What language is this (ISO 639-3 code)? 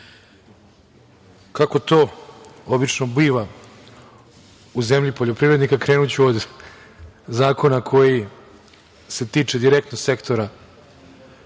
srp